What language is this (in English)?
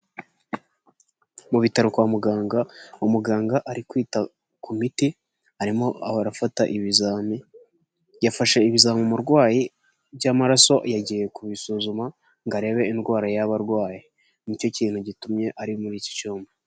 Kinyarwanda